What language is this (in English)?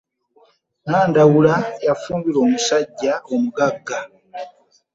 Ganda